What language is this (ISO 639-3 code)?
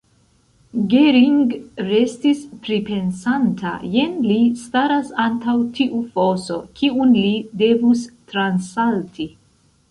epo